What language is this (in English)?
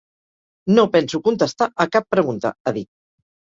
Catalan